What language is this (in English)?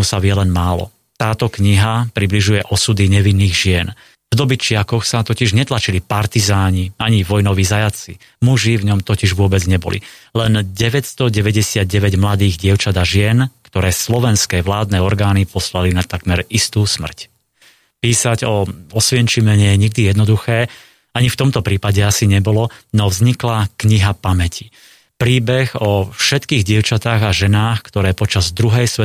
Slovak